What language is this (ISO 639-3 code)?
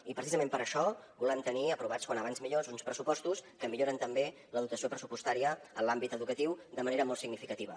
cat